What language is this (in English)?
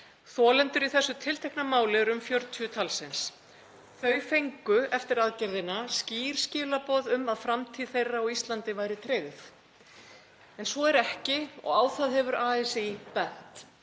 Icelandic